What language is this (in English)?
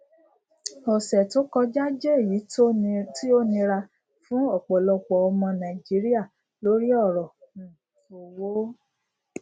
Yoruba